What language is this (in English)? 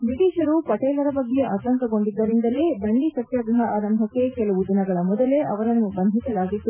Kannada